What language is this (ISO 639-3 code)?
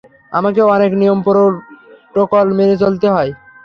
ben